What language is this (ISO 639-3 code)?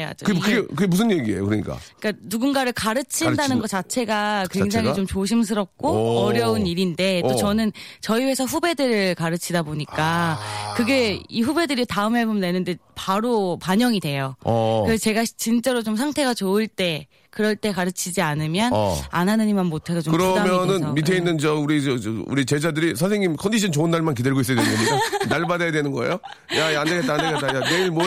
kor